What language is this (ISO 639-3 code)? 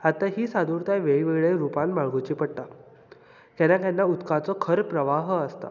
kok